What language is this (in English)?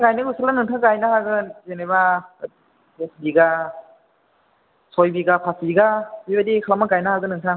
Bodo